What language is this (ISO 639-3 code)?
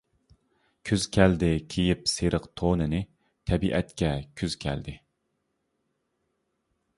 uig